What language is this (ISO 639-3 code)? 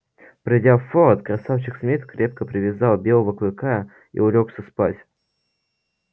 rus